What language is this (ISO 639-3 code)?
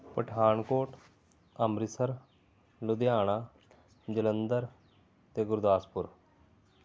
pan